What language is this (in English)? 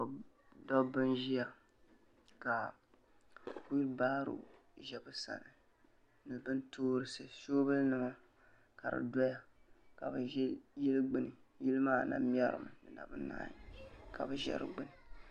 Dagbani